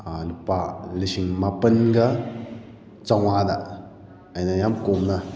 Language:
Manipuri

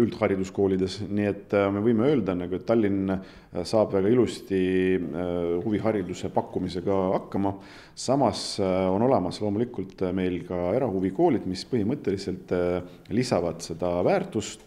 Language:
Italian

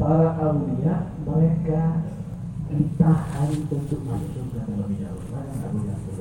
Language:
Indonesian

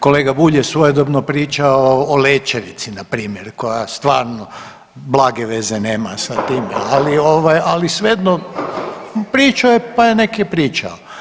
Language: Croatian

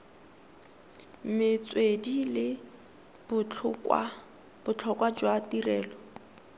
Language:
Tswana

